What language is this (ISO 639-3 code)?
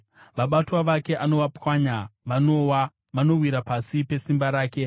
sna